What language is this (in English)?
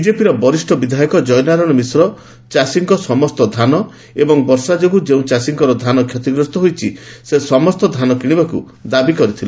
Odia